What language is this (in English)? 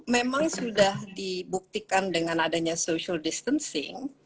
Indonesian